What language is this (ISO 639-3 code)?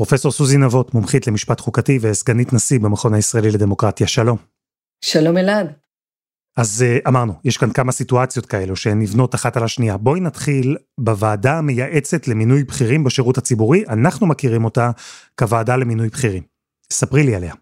heb